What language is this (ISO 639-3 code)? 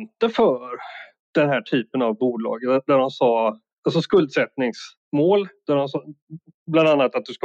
swe